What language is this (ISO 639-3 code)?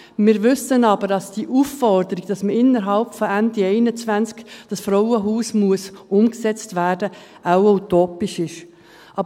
gsw